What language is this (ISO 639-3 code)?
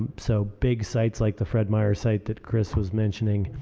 eng